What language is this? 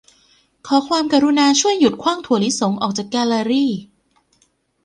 Thai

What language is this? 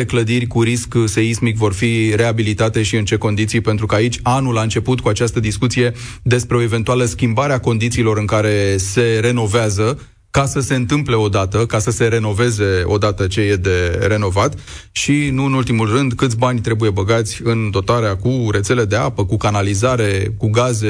Romanian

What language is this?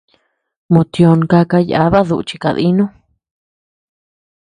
Tepeuxila Cuicatec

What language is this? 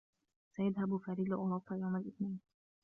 Arabic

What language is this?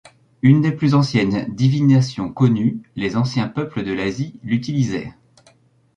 French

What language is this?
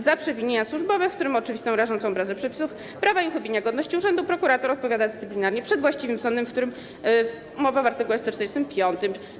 Polish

